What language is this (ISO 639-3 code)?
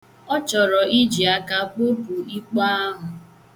ibo